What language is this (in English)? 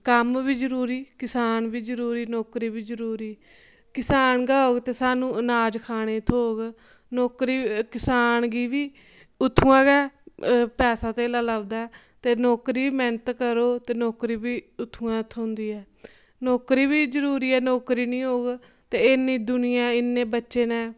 Dogri